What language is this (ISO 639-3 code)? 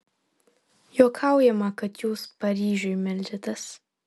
lit